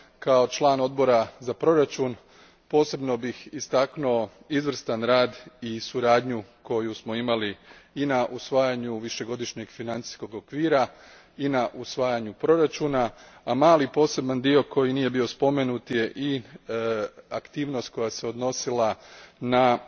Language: Croatian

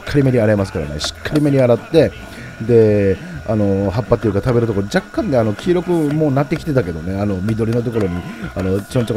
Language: Japanese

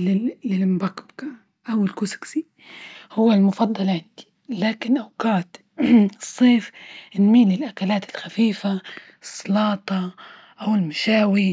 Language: Libyan Arabic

